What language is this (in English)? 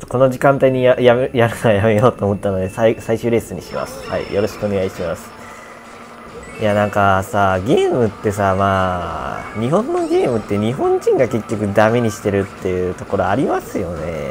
Japanese